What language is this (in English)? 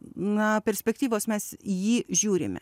Lithuanian